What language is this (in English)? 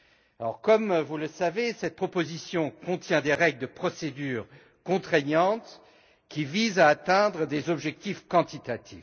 French